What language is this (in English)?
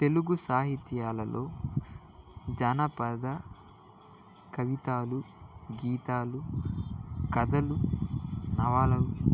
Telugu